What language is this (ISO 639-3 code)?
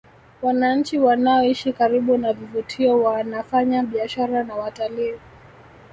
swa